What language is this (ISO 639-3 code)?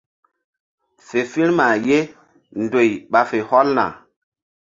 mdd